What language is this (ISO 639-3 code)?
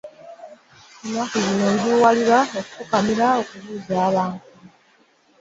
lug